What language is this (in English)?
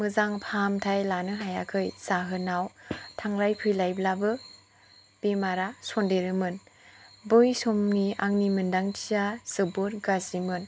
Bodo